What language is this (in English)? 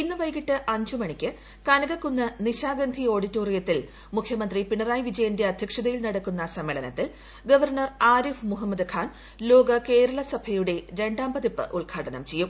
Malayalam